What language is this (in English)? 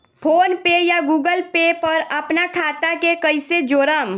Bhojpuri